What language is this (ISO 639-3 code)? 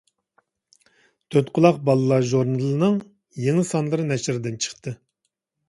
uig